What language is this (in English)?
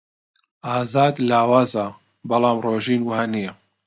Central Kurdish